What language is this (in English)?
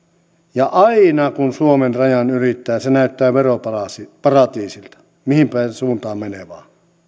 Finnish